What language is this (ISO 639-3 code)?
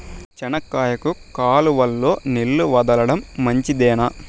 tel